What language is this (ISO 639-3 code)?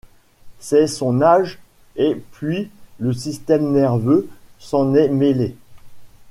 fra